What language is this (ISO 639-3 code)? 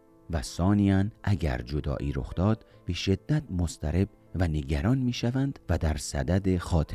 fas